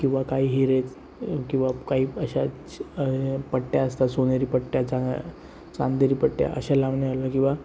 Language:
Marathi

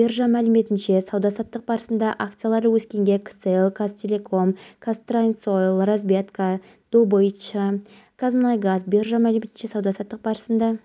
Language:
Kazakh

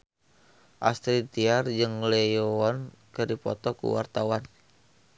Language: Sundanese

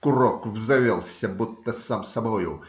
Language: Russian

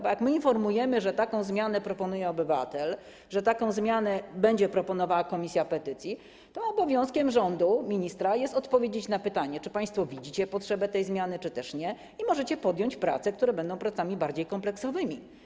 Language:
Polish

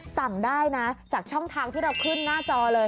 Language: Thai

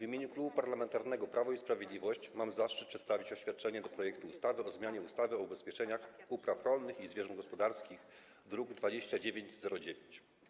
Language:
Polish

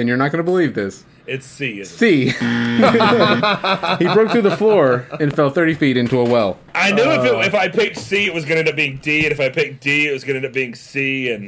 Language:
English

